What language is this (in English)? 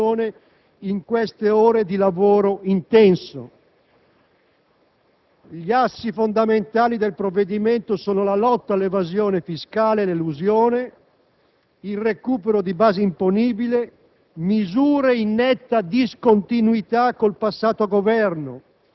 Italian